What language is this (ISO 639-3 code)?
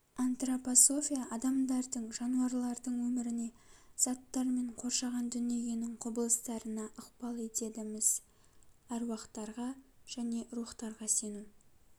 kaz